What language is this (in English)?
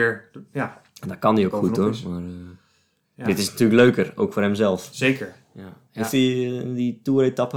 Dutch